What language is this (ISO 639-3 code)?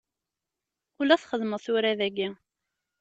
kab